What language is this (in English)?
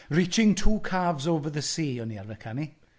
Welsh